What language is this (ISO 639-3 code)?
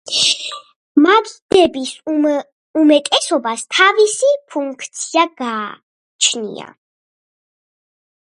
kat